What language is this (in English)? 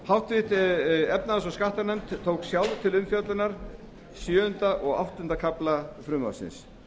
Icelandic